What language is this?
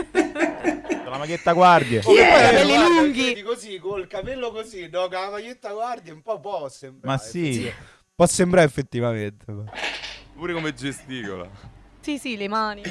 Italian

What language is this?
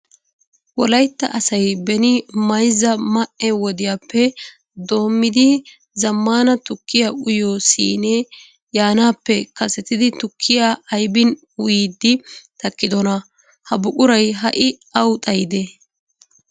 Wolaytta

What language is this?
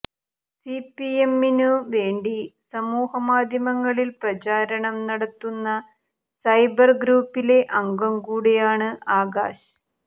Malayalam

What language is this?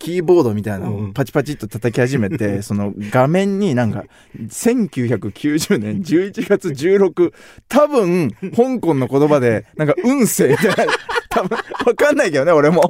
Japanese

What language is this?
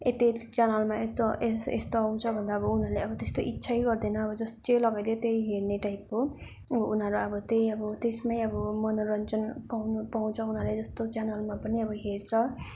Nepali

